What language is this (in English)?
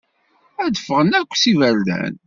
Kabyle